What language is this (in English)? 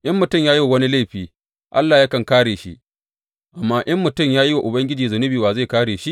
Hausa